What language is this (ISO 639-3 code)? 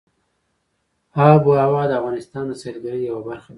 pus